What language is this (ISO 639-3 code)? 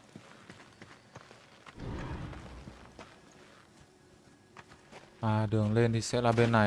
vie